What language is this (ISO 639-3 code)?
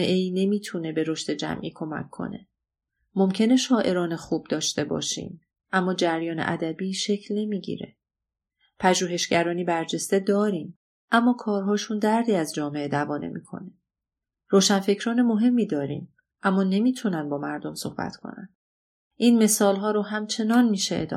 fas